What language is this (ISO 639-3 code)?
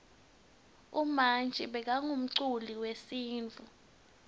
ssw